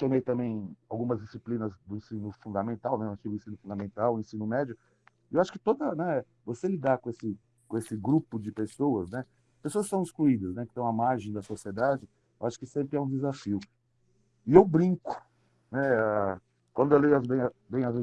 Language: Portuguese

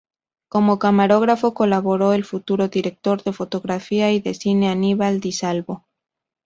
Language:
Spanish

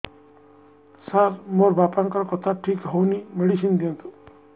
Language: Odia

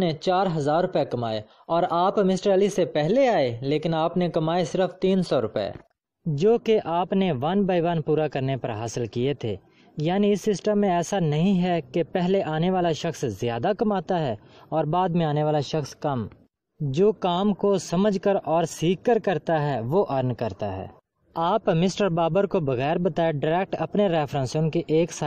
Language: Hindi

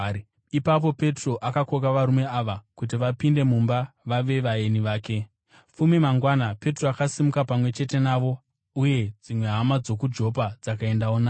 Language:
Shona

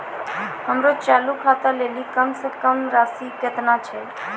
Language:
Maithili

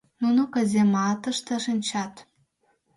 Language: Mari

